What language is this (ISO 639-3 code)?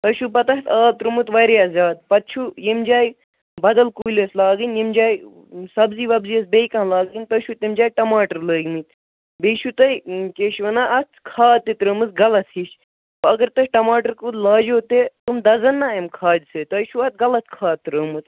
kas